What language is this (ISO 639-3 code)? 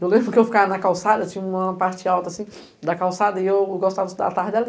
por